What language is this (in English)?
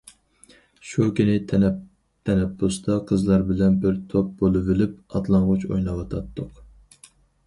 Uyghur